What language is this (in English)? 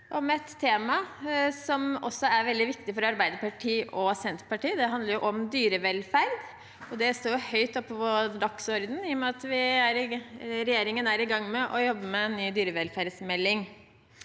Norwegian